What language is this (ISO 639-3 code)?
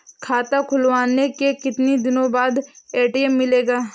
hin